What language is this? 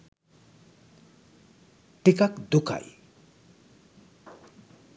Sinhala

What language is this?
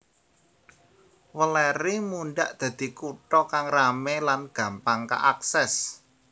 Javanese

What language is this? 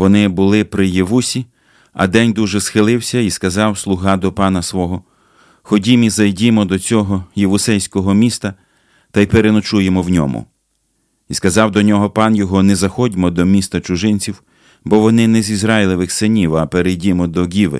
Ukrainian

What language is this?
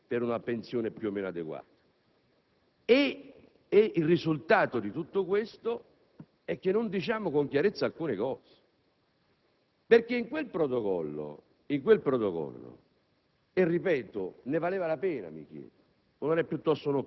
Italian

